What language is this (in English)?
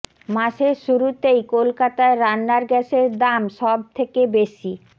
Bangla